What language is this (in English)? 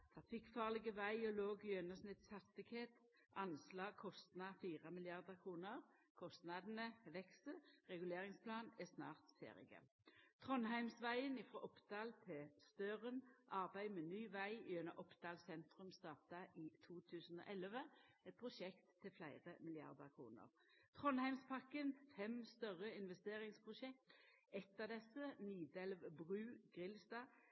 Norwegian Nynorsk